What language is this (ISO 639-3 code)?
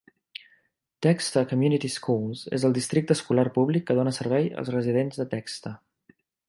cat